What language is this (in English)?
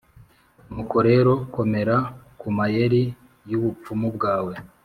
Kinyarwanda